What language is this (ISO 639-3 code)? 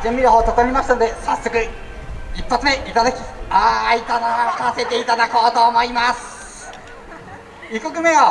jpn